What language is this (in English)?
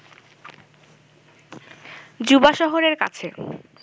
Bangla